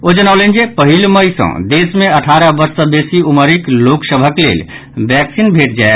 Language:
Maithili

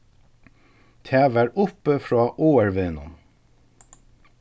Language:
Faroese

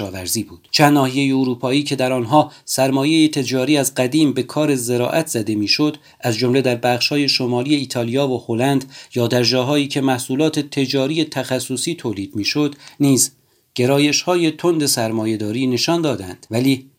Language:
Persian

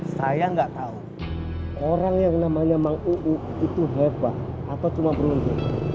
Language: Indonesian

